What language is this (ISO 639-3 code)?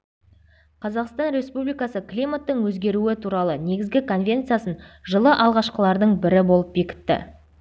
kaz